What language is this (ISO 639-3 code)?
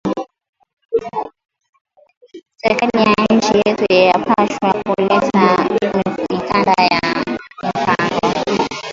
swa